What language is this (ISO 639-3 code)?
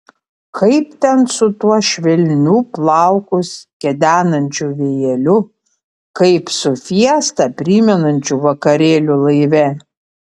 lit